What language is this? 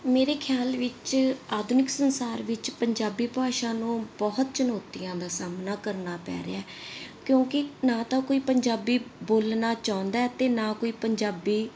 Punjabi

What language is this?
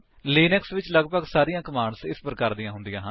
Punjabi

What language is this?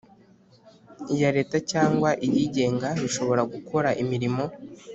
Kinyarwanda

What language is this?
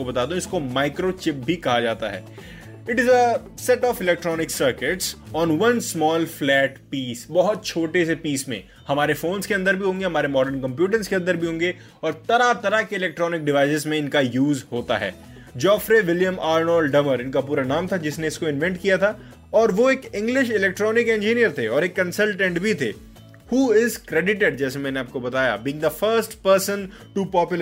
Hindi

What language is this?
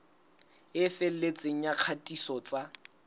Southern Sotho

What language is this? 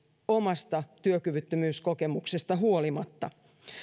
Finnish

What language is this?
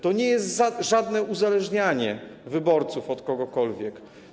Polish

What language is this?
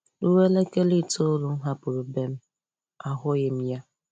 Igbo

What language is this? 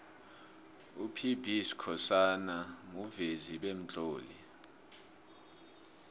South Ndebele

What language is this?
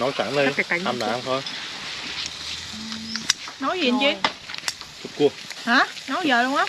Vietnamese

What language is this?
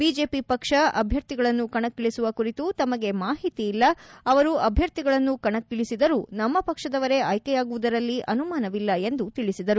Kannada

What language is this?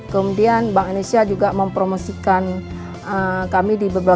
Indonesian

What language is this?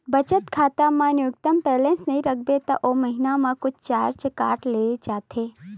Chhattisgarhi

